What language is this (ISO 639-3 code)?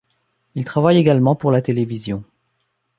fra